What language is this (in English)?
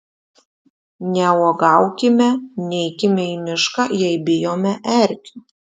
Lithuanian